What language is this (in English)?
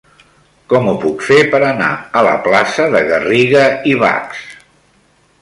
Catalan